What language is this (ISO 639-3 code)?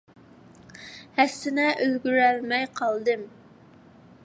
uig